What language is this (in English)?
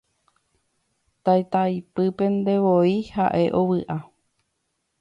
Guarani